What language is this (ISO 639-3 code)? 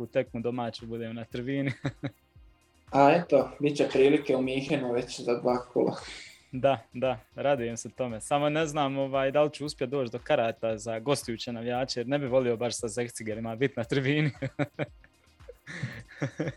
hrv